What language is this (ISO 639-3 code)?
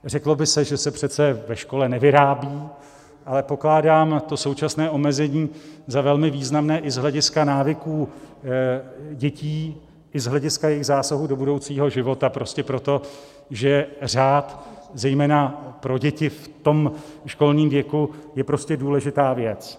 ces